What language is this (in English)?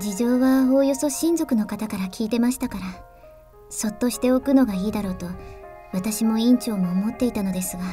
Japanese